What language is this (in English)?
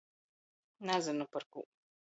Latgalian